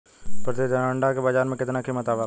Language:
Bhojpuri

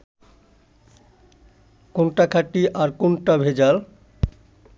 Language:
Bangla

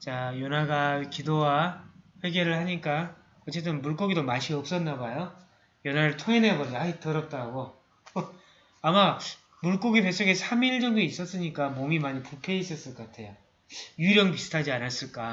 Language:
Korean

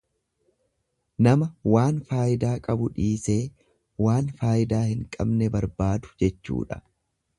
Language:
Oromo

